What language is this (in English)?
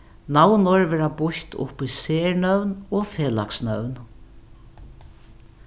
Faroese